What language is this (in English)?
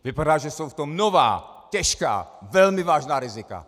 Czech